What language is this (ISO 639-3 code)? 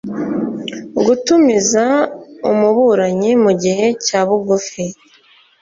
kin